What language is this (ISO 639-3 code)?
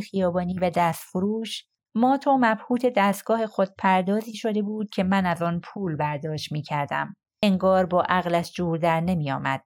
fas